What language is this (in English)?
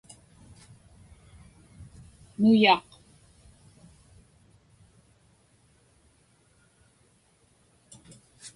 Inupiaq